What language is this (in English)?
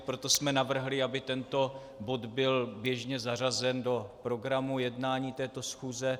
Czech